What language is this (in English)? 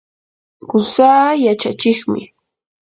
Yanahuanca Pasco Quechua